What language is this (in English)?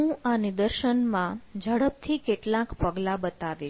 Gujarati